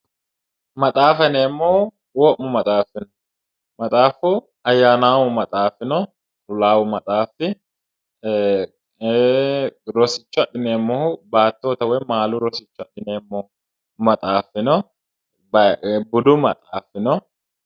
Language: Sidamo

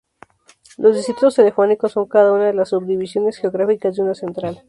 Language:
Spanish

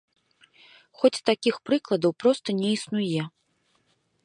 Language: Belarusian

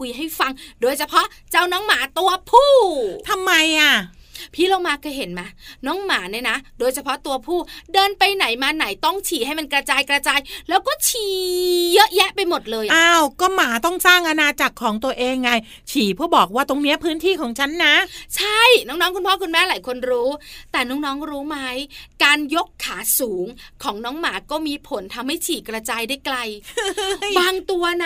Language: Thai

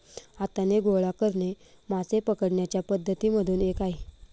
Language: Marathi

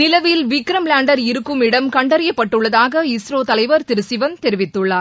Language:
Tamil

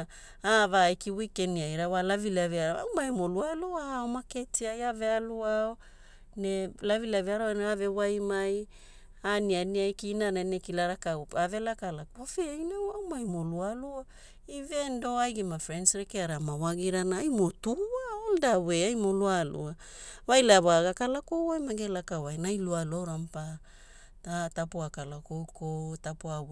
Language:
Hula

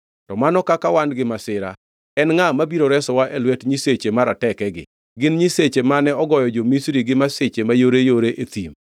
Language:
Luo (Kenya and Tanzania)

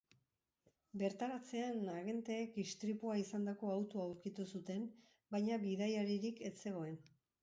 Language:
Basque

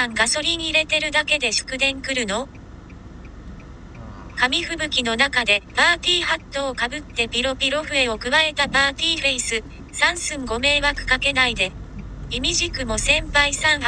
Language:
Japanese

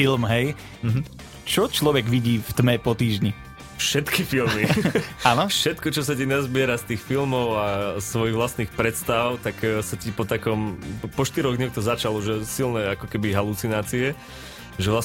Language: Slovak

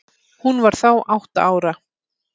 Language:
Icelandic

